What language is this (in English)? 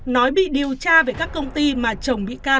Vietnamese